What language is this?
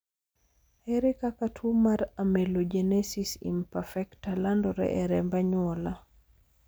Luo (Kenya and Tanzania)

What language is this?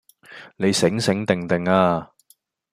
Cantonese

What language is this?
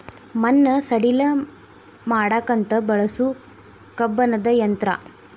Kannada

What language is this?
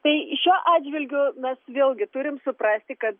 Lithuanian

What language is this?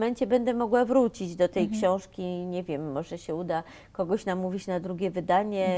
Polish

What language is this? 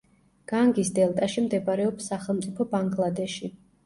Georgian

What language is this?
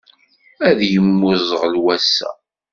Kabyle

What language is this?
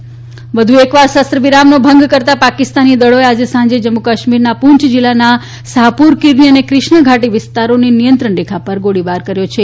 Gujarati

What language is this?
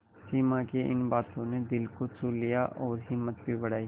Hindi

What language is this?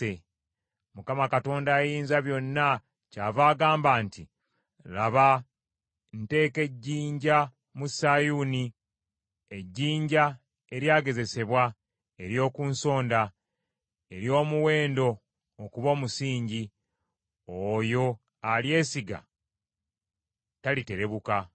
Ganda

